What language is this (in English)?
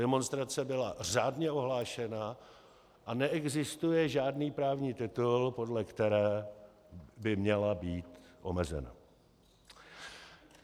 Czech